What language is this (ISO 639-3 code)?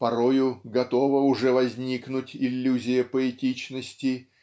rus